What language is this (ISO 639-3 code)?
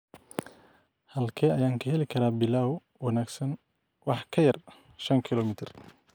som